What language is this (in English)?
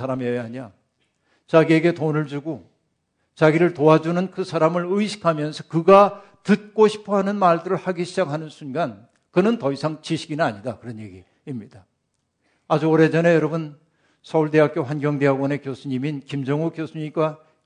Korean